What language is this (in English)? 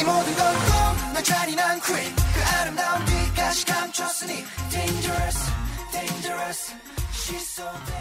Korean